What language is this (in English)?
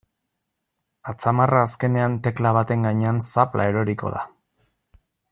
Basque